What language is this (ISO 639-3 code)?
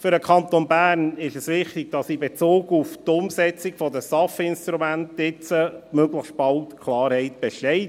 gsw